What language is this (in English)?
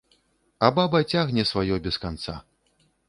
Belarusian